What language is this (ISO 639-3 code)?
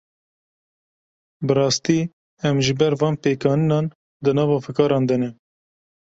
kur